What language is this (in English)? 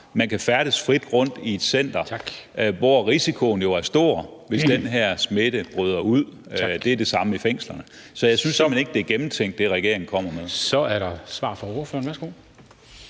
Danish